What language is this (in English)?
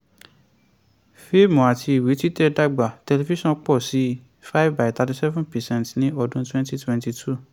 Yoruba